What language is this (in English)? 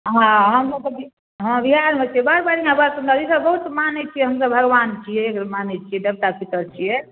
Maithili